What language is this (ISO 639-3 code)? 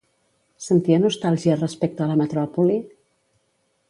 cat